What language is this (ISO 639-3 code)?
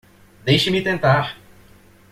por